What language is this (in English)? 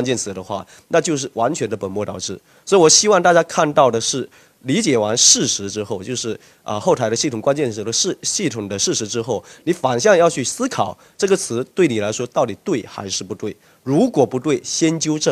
Chinese